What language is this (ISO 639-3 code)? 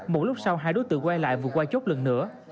vie